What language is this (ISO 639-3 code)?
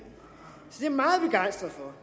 dan